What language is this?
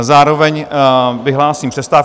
Czech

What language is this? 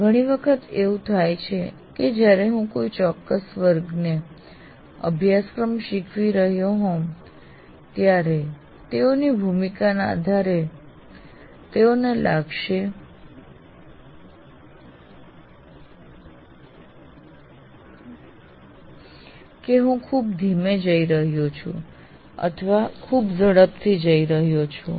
Gujarati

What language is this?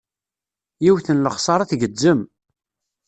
Kabyle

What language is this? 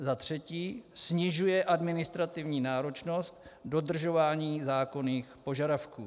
Czech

